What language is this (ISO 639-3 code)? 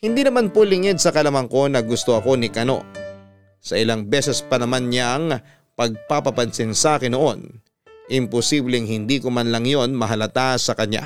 fil